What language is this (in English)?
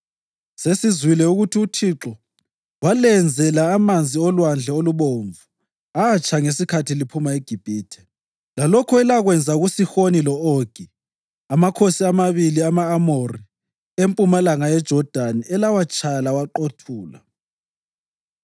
North Ndebele